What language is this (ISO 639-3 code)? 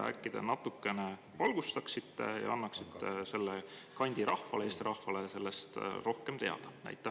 est